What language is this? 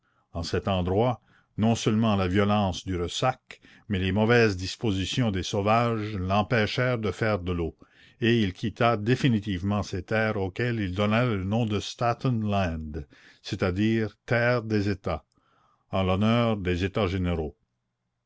French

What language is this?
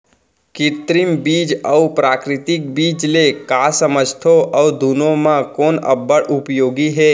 Chhattisgarhi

